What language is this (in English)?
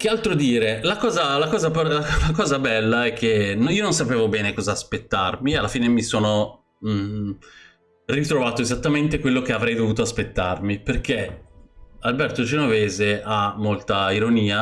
Italian